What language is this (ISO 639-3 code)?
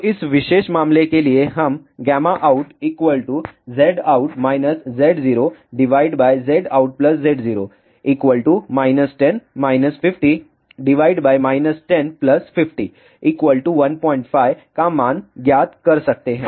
hin